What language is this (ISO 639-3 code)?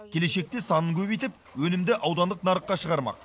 kaz